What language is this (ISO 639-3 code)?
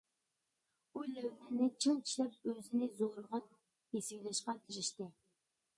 uig